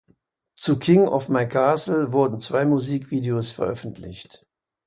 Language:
German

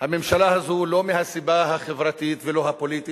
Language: Hebrew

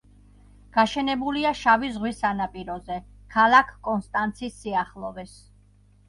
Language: Georgian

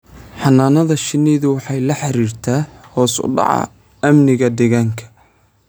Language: Somali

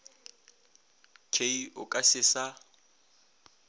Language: Northern Sotho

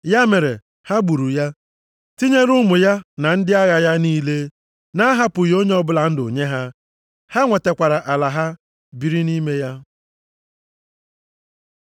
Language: Igbo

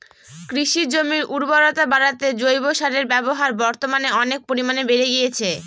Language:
Bangla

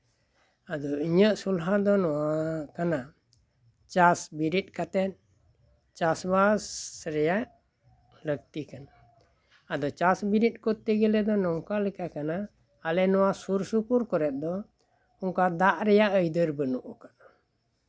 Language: Santali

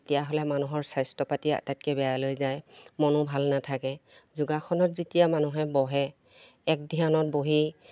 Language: Assamese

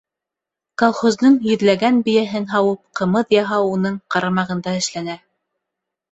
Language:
Bashkir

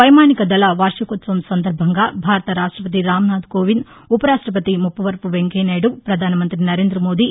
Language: Telugu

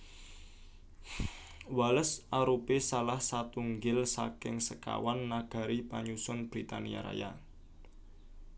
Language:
Javanese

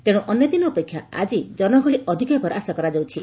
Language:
Odia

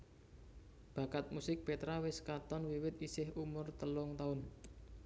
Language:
Javanese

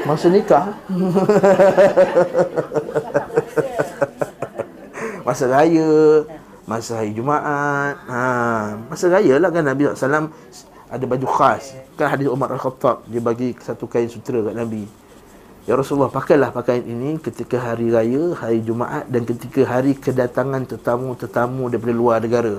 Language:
Malay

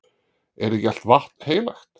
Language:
Icelandic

